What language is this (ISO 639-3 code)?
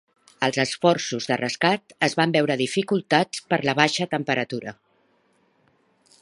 cat